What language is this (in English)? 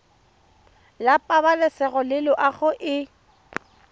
Tswana